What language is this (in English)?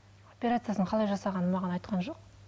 Kazakh